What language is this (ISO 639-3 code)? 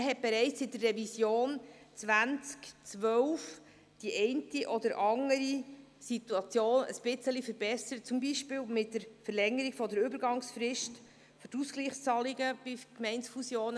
gsw